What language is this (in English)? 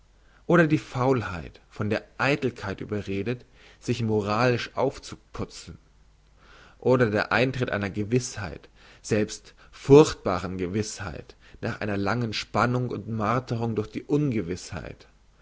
German